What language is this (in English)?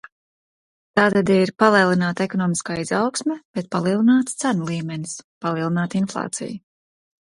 Latvian